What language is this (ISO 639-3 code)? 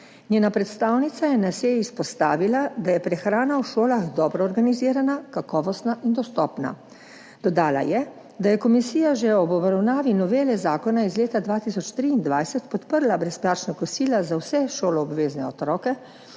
slv